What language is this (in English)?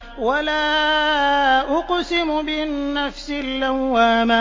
Arabic